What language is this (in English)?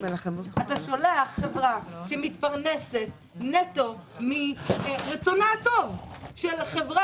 Hebrew